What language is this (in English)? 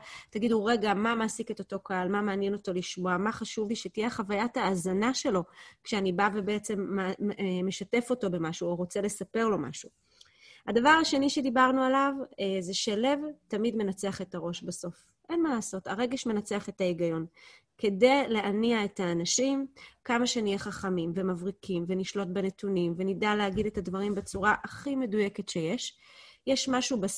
Hebrew